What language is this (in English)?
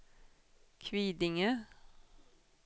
Swedish